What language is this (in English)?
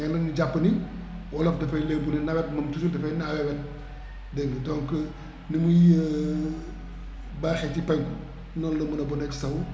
Wolof